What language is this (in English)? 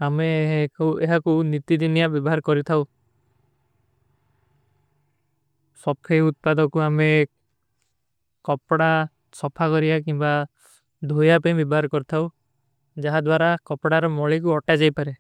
Kui (India)